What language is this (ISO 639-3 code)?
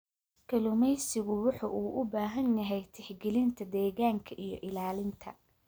som